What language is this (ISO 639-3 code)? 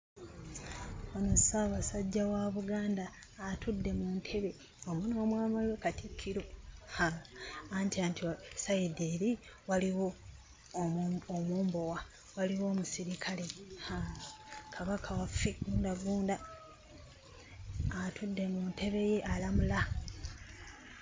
lug